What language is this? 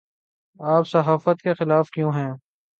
Urdu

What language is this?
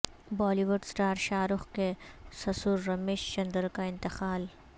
Urdu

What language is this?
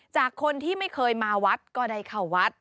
Thai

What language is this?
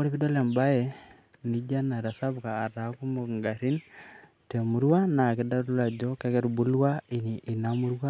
Masai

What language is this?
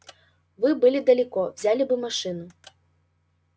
Russian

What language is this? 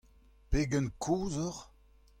Breton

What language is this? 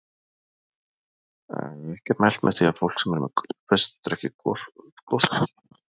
Icelandic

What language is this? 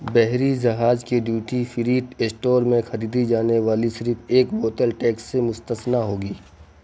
Urdu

